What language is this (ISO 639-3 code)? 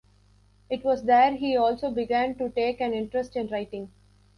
eng